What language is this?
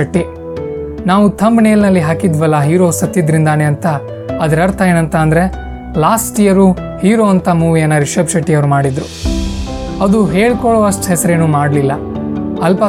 Kannada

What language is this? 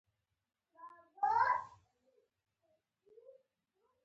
Pashto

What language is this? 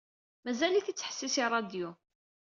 Kabyle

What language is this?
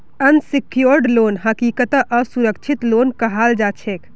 Magahi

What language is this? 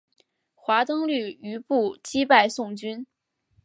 Chinese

